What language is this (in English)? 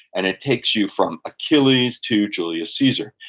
English